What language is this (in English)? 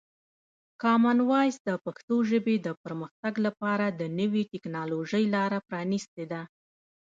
Pashto